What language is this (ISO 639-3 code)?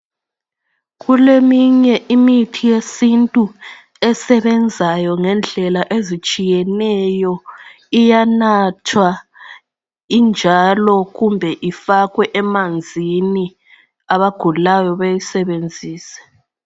nde